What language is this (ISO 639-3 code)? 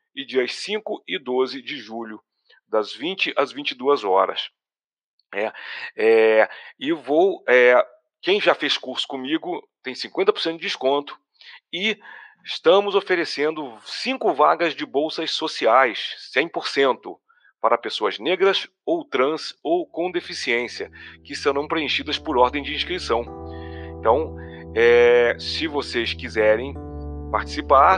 por